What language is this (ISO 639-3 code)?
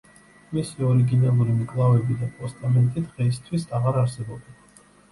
kat